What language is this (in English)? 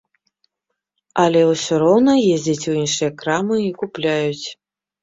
Belarusian